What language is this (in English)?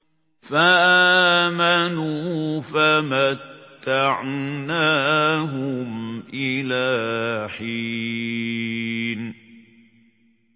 Arabic